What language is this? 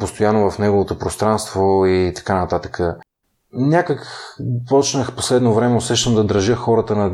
Bulgarian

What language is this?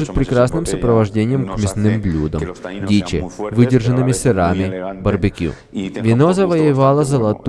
Russian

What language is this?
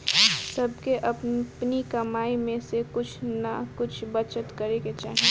Bhojpuri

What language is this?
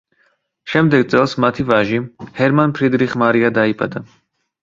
Georgian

